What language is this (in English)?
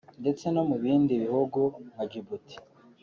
Kinyarwanda